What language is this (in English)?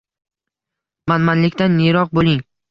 Uzbek